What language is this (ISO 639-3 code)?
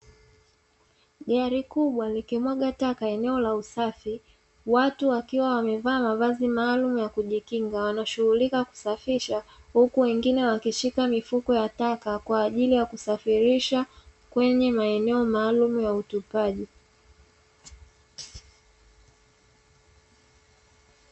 swa